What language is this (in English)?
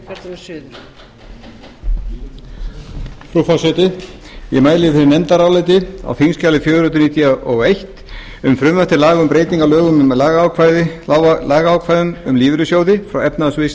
Icelandic